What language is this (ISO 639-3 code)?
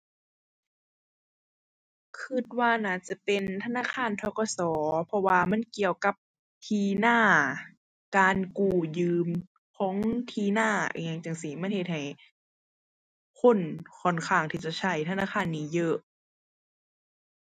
tha